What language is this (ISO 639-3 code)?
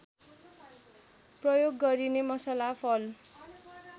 nep